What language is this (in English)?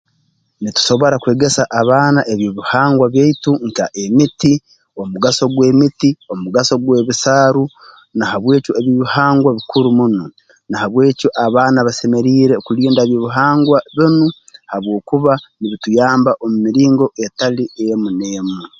Tooro